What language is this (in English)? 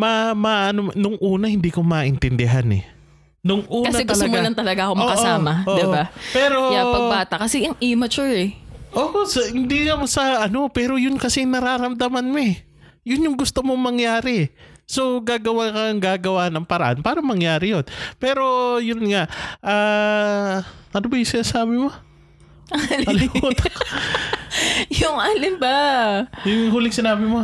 Filipino